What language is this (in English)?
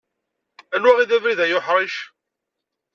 Kabyle